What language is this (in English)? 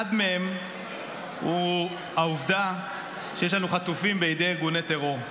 Hebrew